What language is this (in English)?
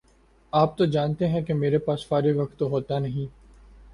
Urdu